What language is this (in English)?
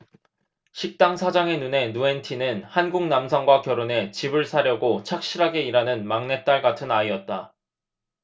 Korean